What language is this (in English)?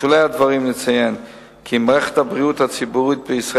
Hebrew